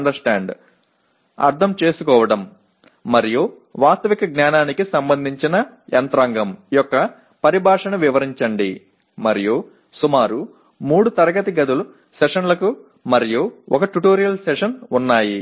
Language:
Telugu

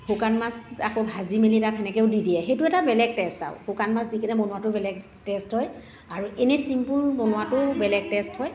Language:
Assamese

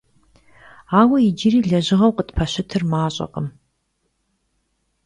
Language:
Kabardian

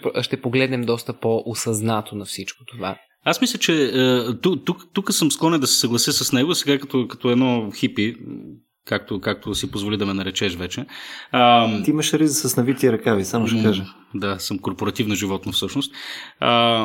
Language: Bulgarian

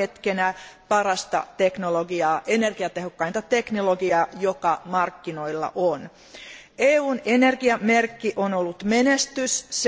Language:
Finnish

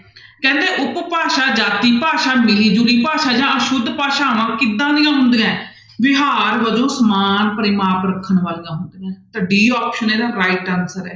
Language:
Punjabi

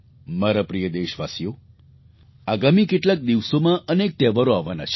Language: Gujarati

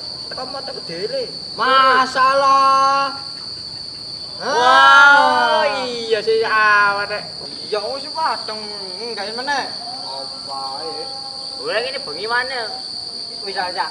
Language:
Indonesian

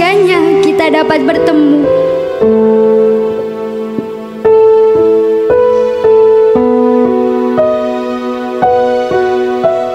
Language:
Indonesian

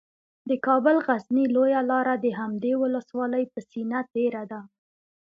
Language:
Pashto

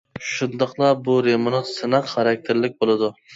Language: Uyghur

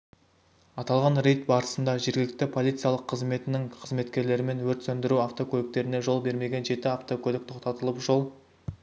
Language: Kazakh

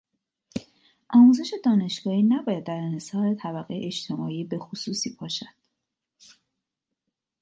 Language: Persian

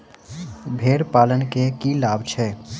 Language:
Maithili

